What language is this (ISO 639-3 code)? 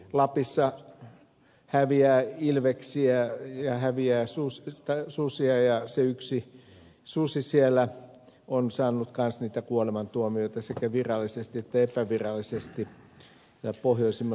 fin